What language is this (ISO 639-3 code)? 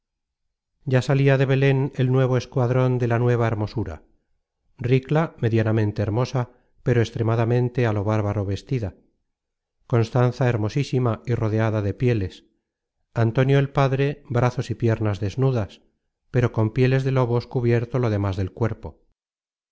spa